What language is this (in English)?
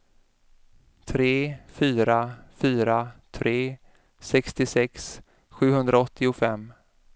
Swedish